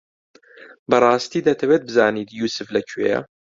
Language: Central Kurdish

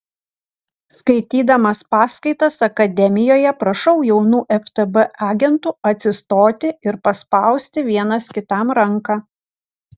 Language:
Lithuanian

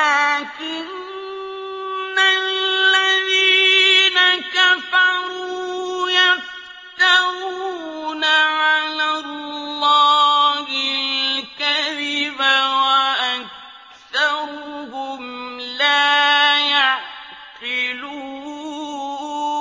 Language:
Arabic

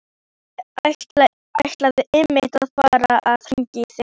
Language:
Icelandic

